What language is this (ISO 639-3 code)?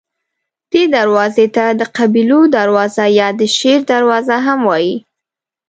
pus